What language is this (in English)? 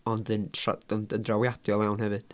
Welsh